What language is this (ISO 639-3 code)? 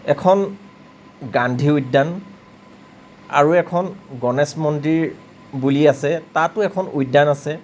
asm